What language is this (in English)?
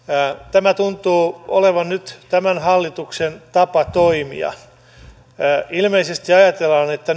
Finnish